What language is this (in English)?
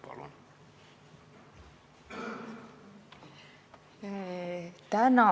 Estonian